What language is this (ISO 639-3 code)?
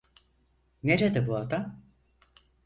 tur